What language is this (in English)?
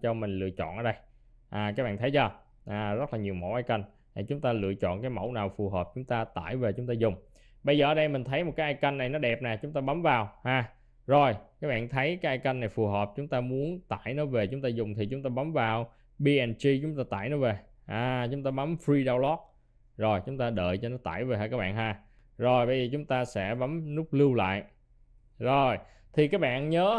Vietnamese